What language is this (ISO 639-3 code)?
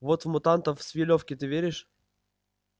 rus